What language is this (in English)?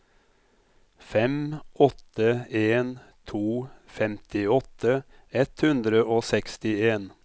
Norwegian